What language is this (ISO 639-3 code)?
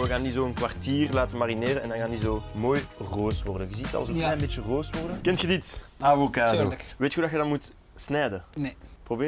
nld